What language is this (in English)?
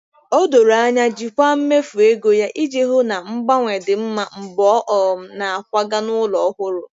Igbo